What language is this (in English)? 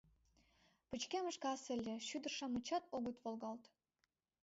Mari